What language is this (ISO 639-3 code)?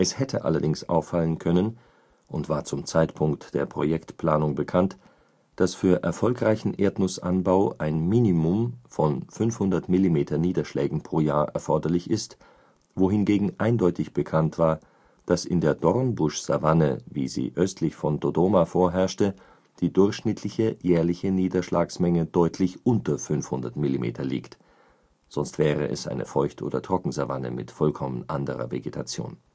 deu